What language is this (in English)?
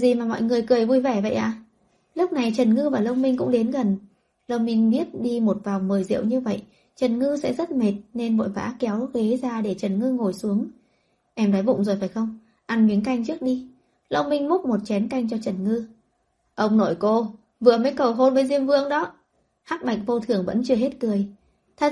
Vietnamese